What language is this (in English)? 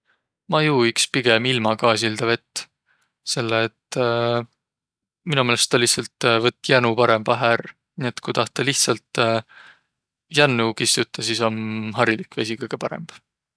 Võro